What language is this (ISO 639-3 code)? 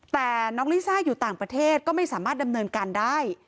tha